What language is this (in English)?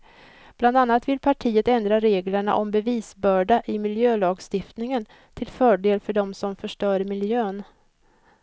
Swedish